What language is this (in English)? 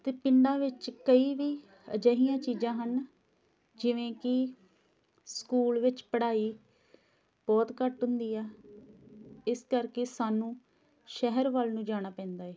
Punjabi